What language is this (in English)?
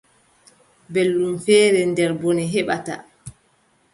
Adamawa Fulfulde